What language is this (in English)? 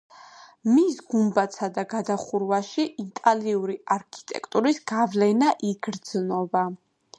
Georgian